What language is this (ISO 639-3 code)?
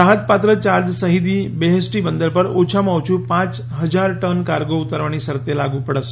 guj